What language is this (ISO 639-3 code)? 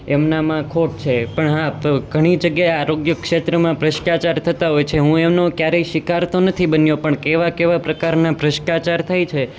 guj